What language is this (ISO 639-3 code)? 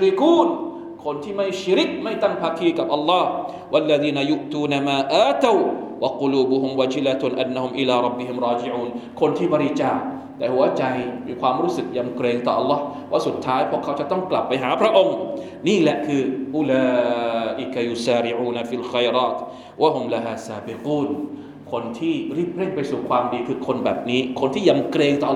tha